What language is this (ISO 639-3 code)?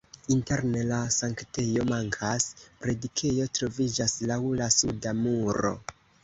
epo